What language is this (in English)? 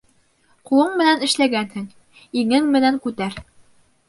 Bashkir